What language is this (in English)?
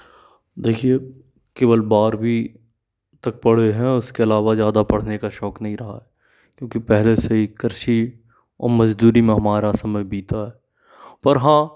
Hindi